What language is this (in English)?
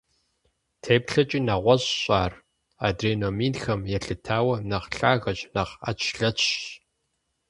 Kabardian